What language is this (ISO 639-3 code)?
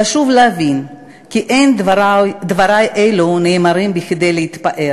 heb